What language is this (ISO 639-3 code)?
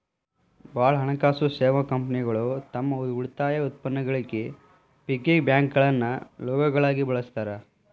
kan